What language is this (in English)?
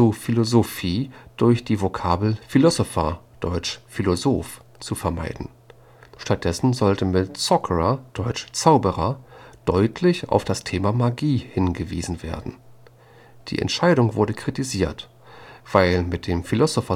German